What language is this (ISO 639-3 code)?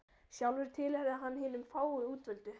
isl